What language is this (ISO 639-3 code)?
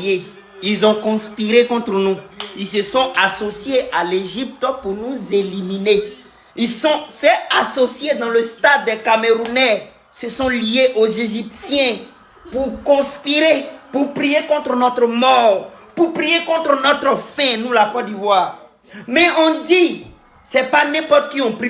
fra